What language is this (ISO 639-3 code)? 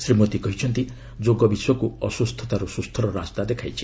ori